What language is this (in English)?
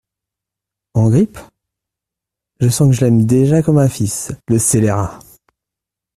French